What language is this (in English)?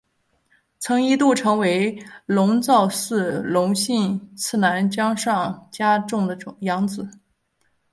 Chinese